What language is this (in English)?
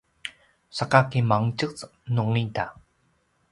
Paiwan